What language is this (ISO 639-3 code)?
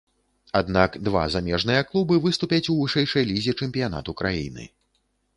bel